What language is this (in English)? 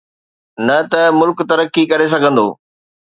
Sindhi